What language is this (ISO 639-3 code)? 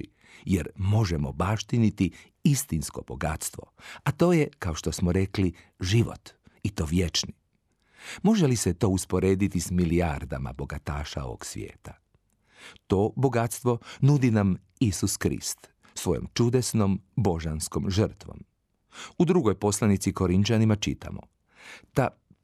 hrv